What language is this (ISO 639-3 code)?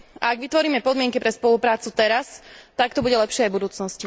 slk